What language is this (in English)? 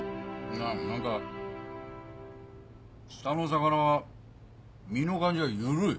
Japanese